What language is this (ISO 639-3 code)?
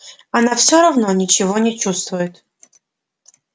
rus